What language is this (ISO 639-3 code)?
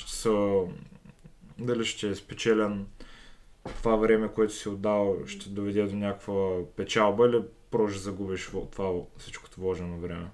bul